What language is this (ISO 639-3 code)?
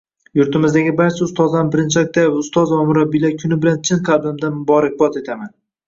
uzb